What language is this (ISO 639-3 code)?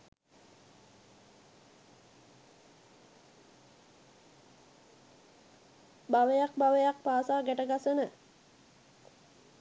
sin